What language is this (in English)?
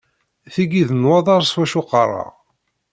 Kabyle